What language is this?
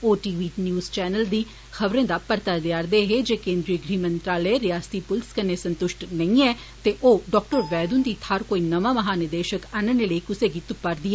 Dogri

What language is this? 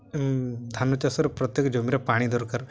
Odia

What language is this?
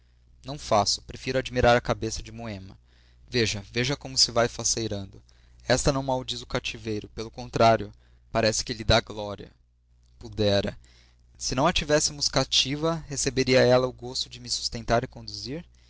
Portuguese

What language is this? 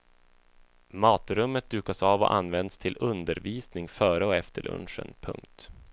Swedish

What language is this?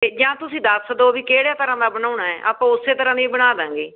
Punjabi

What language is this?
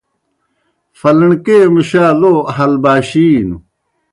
Kohistani Shina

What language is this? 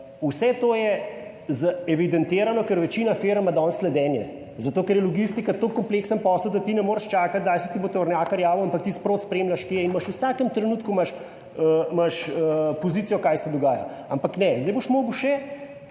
Slovenian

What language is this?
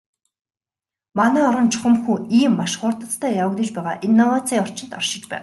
Mongolian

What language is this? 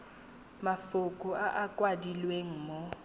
Tswana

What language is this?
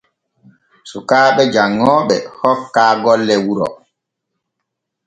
Borgu Fulfulde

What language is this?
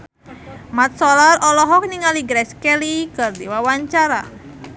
Sundanese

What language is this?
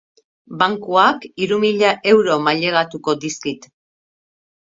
Basque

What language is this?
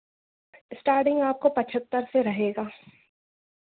Hindi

